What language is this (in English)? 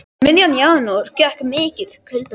Icelandic